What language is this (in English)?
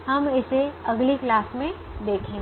Hindi